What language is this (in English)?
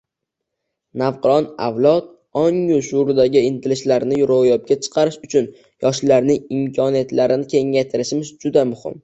Uzbek